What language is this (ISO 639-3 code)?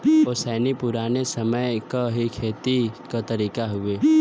bho